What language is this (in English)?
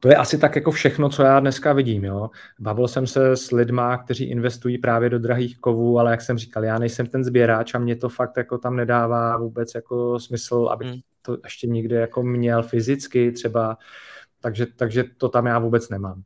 Czech